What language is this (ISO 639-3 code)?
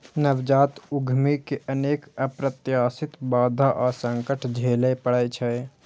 mai